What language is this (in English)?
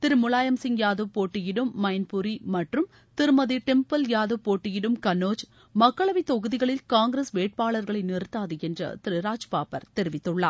Tamil